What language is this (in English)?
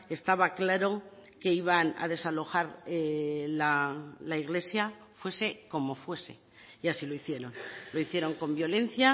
Spanish